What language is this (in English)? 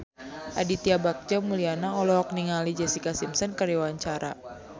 Sundanese